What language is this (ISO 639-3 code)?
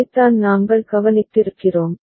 tam